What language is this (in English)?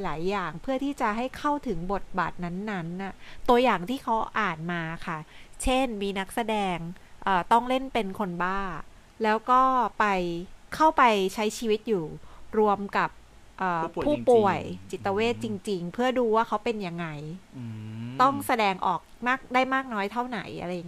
Thai